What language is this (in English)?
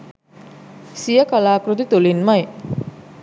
Sinhala